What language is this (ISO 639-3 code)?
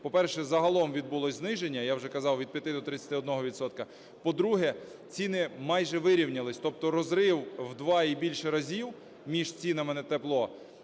ukr